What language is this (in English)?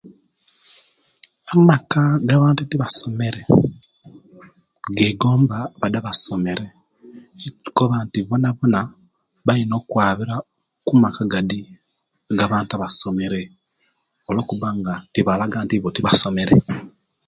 Kenyi